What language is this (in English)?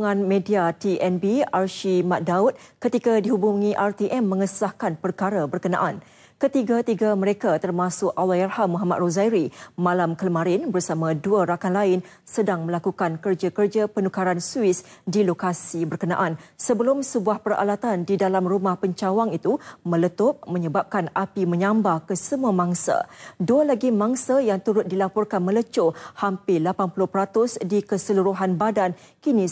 Malay